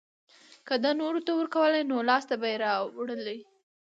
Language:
Pashto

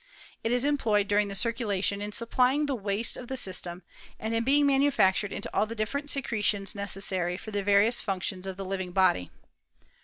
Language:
English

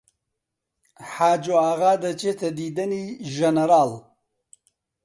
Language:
Central Kurdish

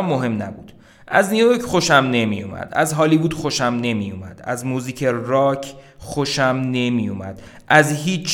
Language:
Persian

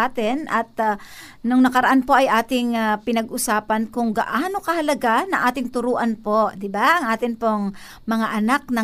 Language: Filipino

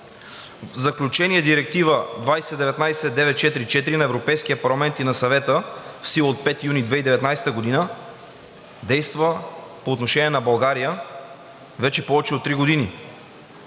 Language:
Bulgarian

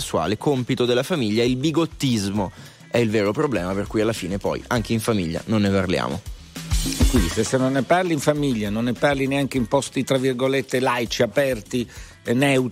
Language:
Italian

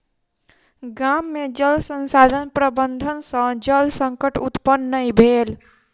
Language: Maithili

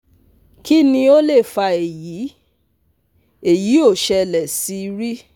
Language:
Yoruba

